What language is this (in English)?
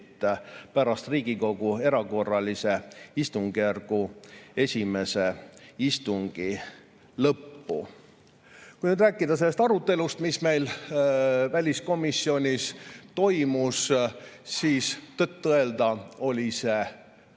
Estonian